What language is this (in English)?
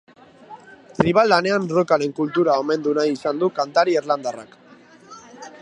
Basque